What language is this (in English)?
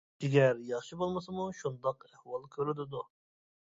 Uyghur